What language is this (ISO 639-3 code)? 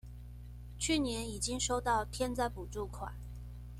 zho